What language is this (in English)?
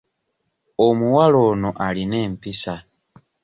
Ganda